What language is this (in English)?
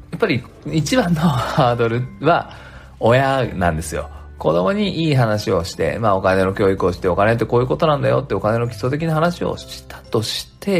Japanese